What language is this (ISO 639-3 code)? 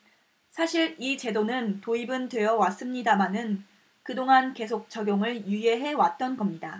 kor